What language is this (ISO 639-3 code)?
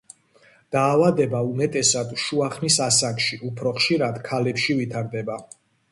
kat